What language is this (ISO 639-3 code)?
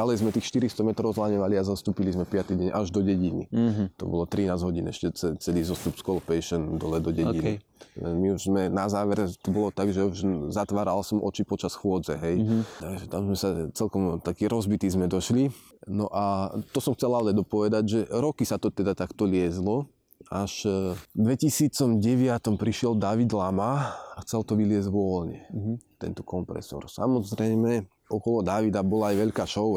slk